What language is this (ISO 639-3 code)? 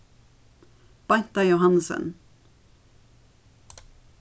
fao